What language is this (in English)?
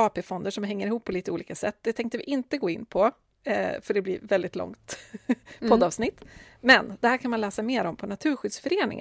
Swedish